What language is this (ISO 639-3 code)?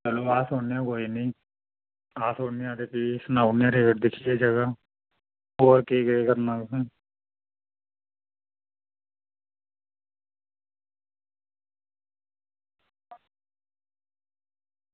doi